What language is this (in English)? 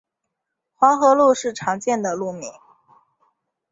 Chinese